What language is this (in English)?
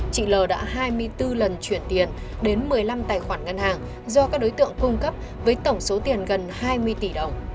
Vietnamese